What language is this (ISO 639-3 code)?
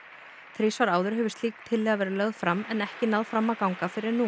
isl